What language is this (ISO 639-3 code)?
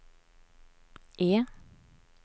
swe